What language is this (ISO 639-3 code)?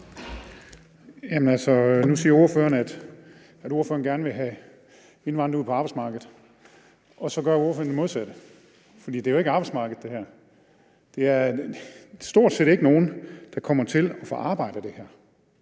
dan